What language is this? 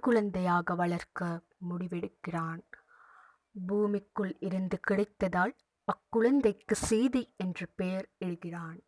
Tamil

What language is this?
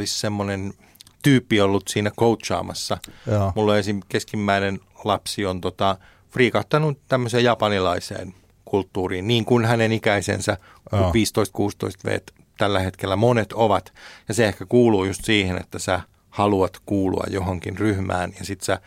Finnish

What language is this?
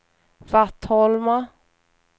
Swedish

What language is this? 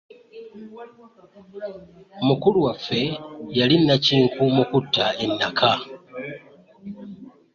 Ganda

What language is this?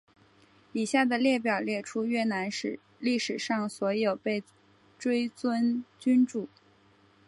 Chinese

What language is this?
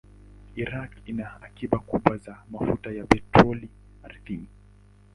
Swahili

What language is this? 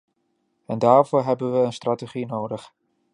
Dutch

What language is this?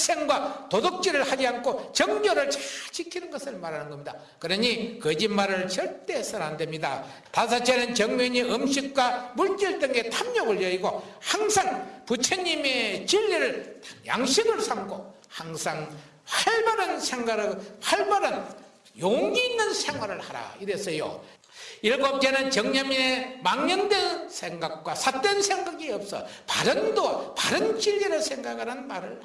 Korean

